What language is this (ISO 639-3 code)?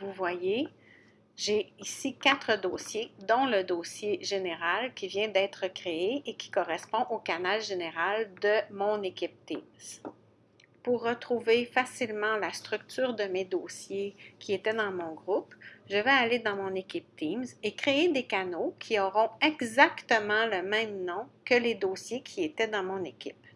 fra